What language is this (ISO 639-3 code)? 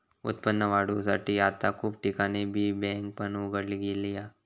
mar